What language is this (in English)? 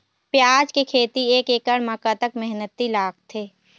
Chhattisgarhi